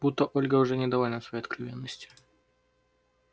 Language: Russian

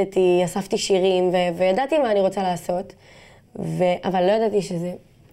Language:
Hebrew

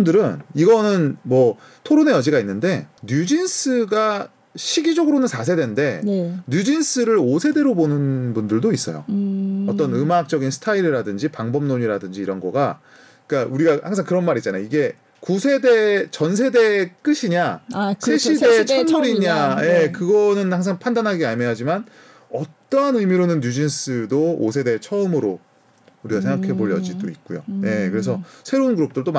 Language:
Korean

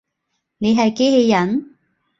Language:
Cantonese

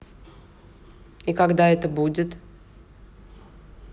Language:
Russian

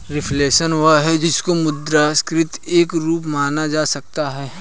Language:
Hindi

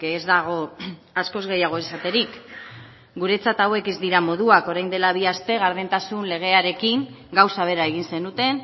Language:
Basque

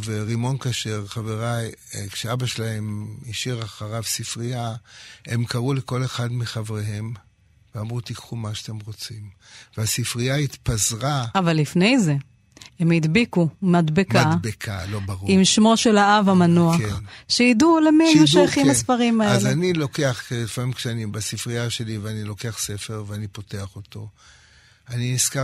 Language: Hebrew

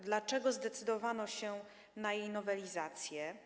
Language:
Polish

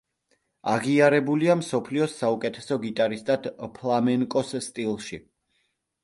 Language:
Georgian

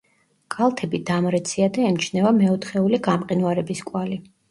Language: Georgian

